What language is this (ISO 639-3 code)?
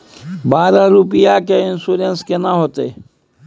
mai